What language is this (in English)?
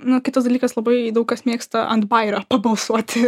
Lithuanian